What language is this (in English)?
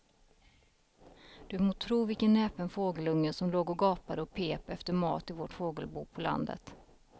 Swedish